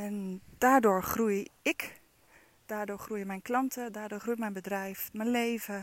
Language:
Dutch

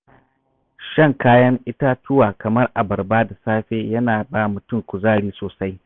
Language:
Hausa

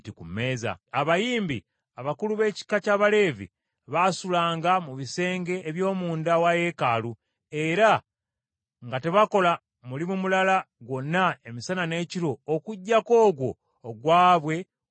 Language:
Ganda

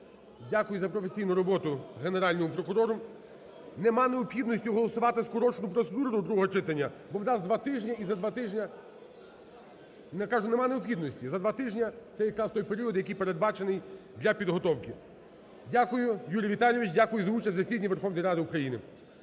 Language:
Ukrainian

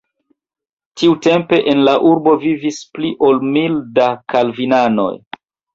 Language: Esperanto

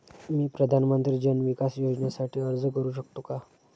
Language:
Marathi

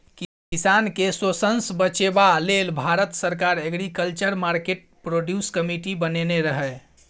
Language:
Maithili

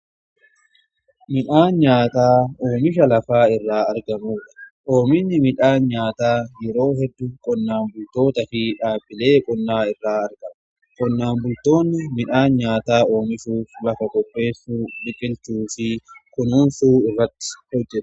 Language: Oromo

